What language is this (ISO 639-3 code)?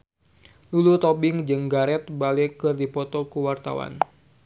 sun